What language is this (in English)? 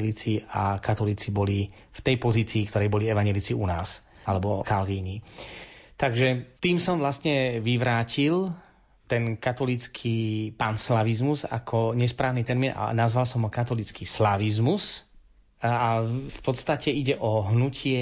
Slovak